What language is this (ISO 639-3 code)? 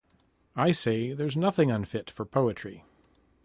eng